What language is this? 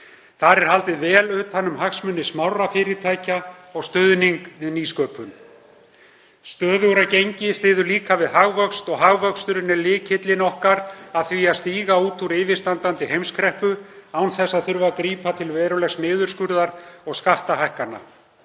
Icelandic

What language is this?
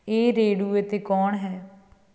Punjabi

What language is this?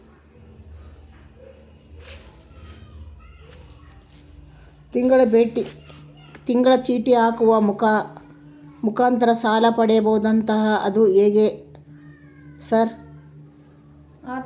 Kannada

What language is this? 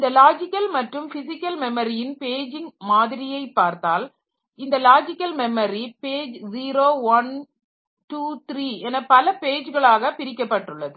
Tamil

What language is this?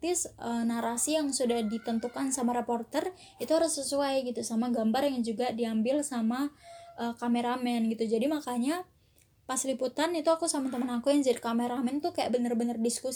Indonesian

